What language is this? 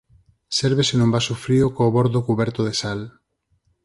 Galician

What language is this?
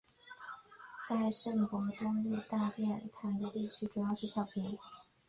Chinese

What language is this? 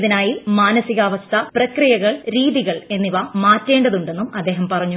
Malayalam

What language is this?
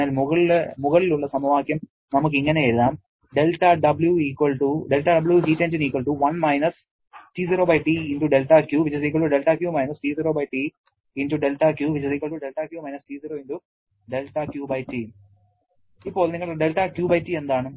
Malayalam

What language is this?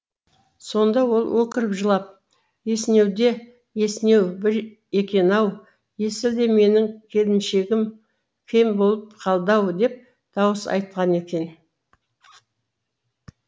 Kazakh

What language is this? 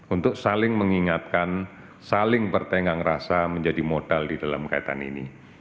Indonesian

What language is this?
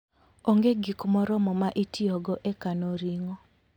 Luo (Kenya and Tanzania)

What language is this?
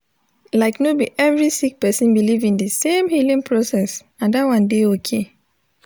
Nigerian Pidgin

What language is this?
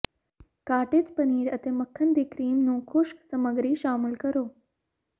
Punjabi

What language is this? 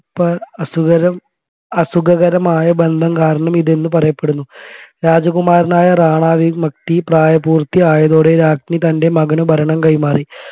Malayalam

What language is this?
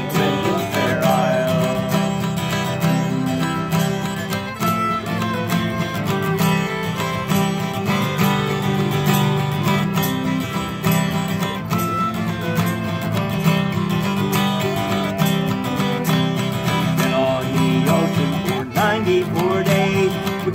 English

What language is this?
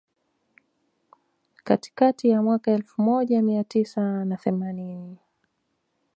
Swahili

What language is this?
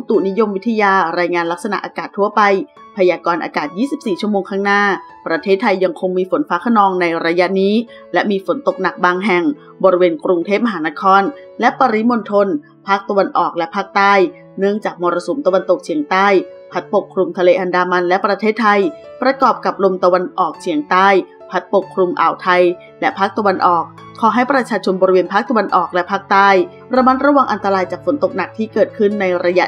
Thai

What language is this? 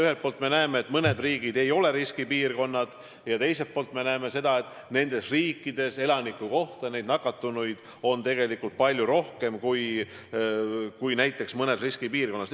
Estonian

